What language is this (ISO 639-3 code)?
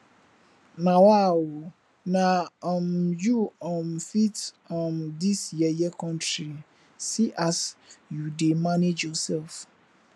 pcm